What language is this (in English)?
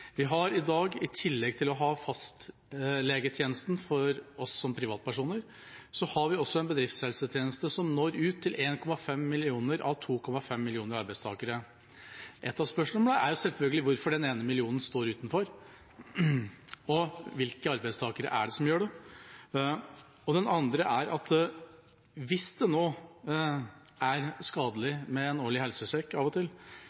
Norwegian Bokmål